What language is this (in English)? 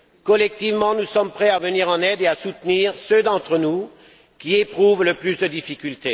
French